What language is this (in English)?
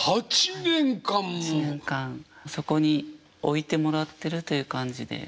Japanese